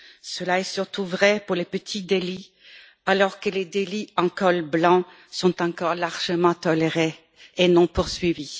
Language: French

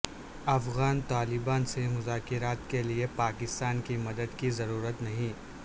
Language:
Urdu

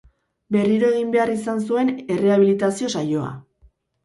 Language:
Basque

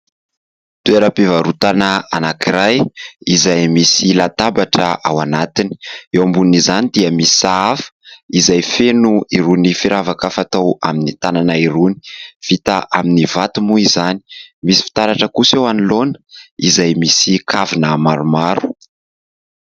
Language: Malagasy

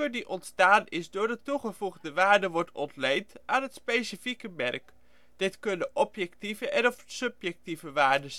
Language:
Dutch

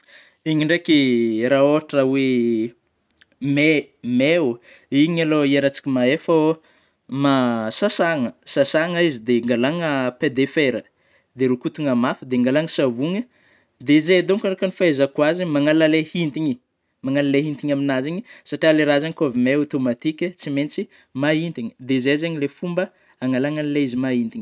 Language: Northern Betsimisaraka Malagasy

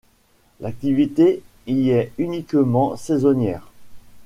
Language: French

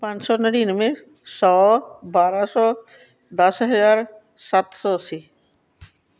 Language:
Punjabi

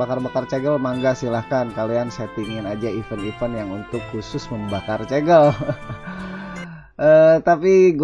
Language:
Indonesian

